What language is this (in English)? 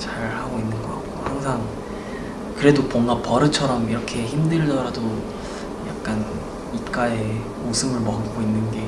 Korean